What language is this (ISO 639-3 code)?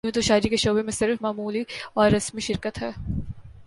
urd